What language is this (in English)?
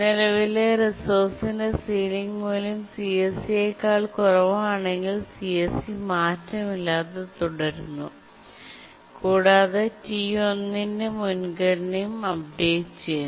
Malayalam